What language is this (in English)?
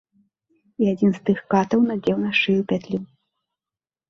Belarusian